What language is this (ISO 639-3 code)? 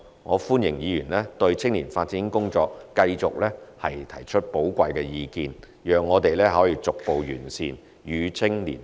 yue